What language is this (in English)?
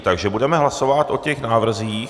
Czech